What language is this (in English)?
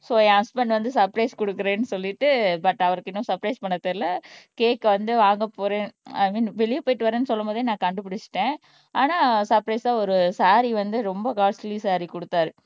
Tamil